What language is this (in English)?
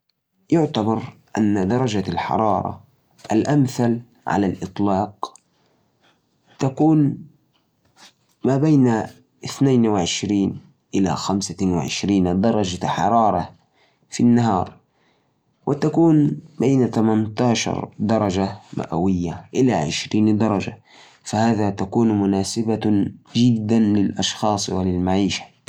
Najdi Arabic